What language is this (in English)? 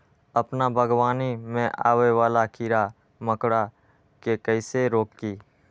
Magahi